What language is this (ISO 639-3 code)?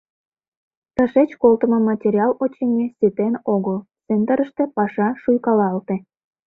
chm